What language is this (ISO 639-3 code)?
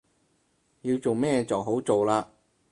yue